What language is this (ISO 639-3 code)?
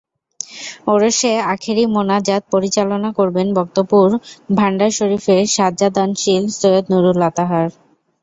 ben